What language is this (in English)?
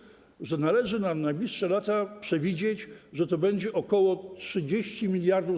Polish